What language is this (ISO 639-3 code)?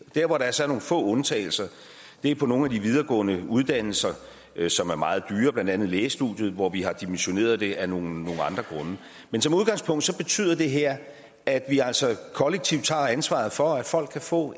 dan